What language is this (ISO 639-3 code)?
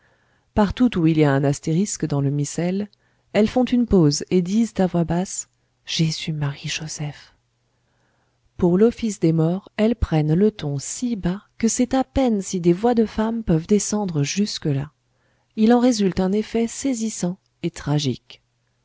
fra